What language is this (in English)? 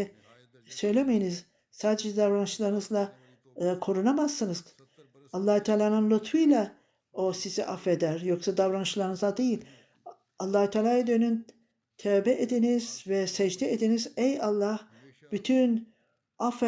Turkish